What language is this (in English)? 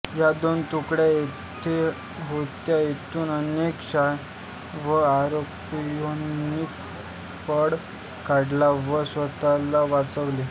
Marathi